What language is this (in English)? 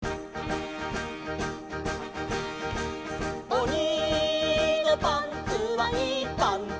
Japanese